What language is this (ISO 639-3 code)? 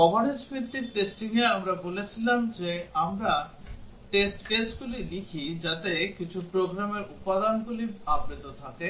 ben